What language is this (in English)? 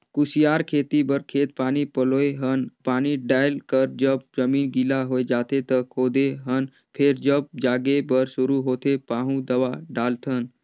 Chhattisgarhi